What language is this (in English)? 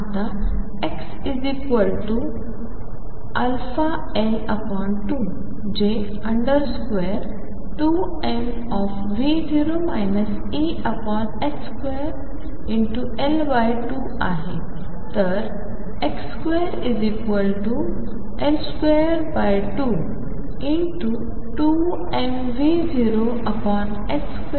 Marathi